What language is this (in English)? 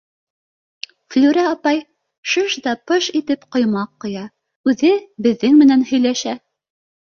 Bashkir